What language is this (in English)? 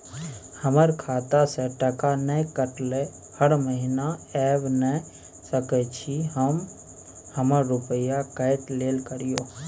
Maithili